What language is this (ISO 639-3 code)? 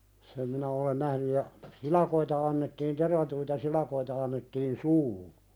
fin